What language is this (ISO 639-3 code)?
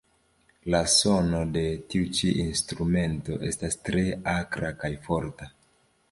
epo